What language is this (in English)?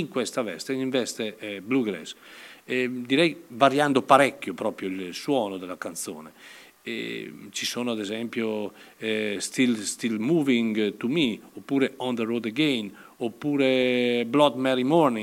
Italian